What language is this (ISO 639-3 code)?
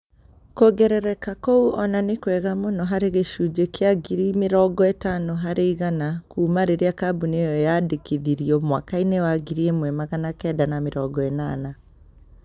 kik